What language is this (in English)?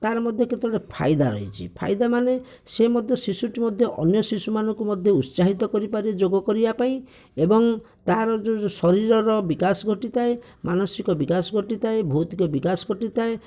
Odia